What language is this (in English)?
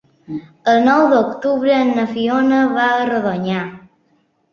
Catalan